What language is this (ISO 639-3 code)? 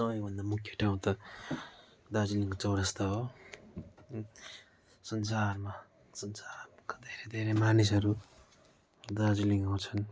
nep